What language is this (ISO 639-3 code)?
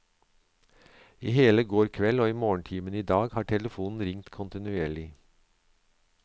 nor